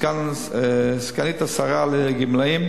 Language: Hebrew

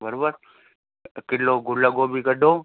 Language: Sindhi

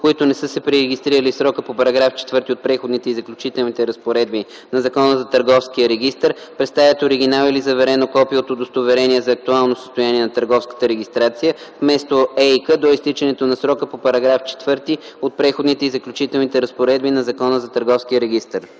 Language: Bulgarian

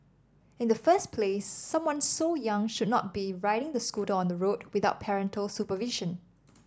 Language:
English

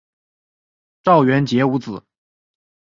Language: Chinese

